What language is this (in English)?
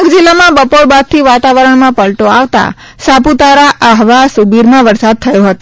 Gujarati